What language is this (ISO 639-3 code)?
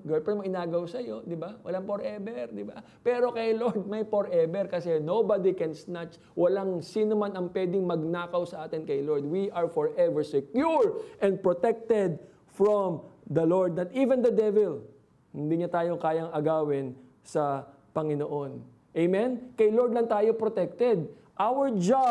fil